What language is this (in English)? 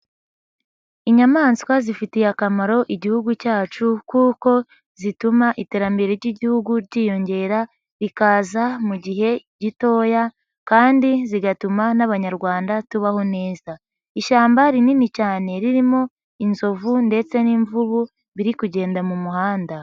Kinyarwanda